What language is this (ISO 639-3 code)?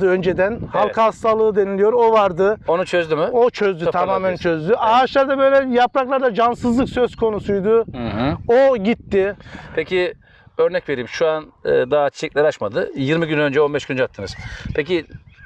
tur